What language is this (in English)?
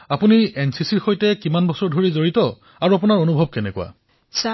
Assamese